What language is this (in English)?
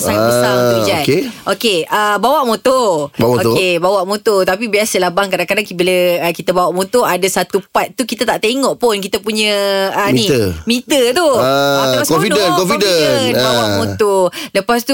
Malay